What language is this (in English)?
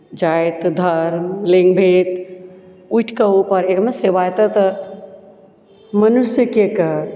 Maithili